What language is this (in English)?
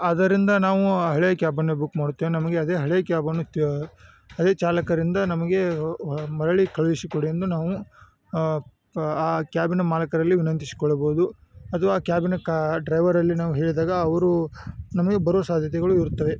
Kannada